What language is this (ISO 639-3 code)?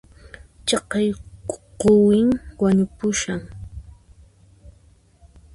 qxp